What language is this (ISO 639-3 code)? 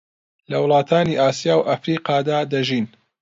ckb